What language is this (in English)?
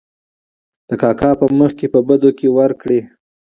Pashto